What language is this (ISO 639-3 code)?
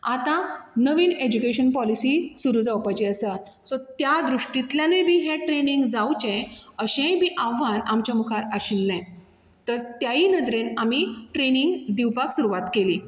kok